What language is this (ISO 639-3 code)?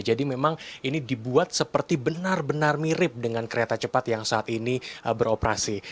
ind